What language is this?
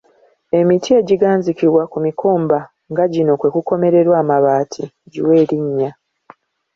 Ganda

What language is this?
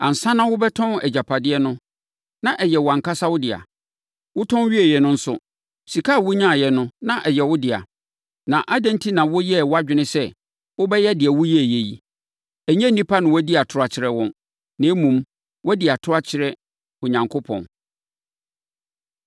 Akan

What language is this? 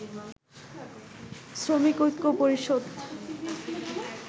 Bangla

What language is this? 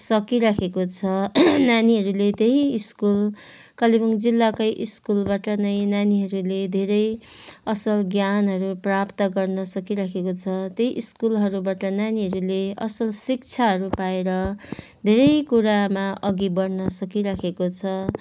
Nepali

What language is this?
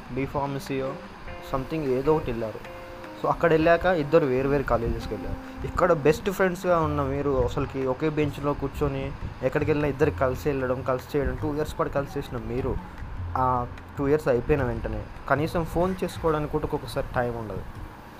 Telugu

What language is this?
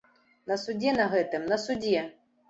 Belarusian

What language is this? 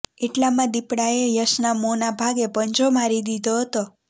Gujarati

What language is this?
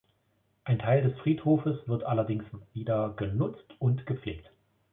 German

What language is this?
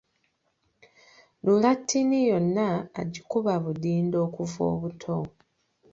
Ganda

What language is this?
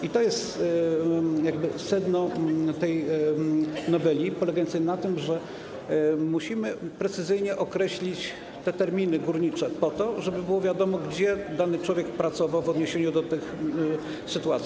Polish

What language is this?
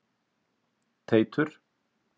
Icelandic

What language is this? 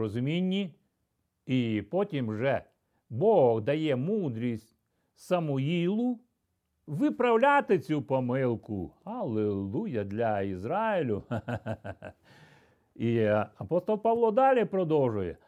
Ukrainian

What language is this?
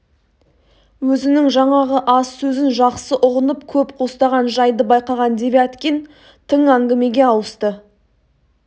Kazakh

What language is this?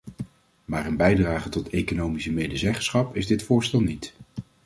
Dutch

